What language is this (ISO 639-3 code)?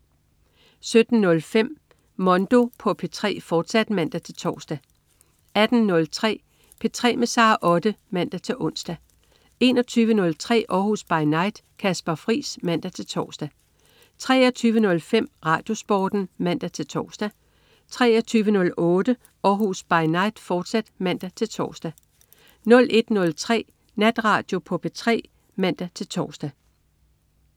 dan